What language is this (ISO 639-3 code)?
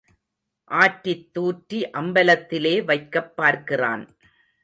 tam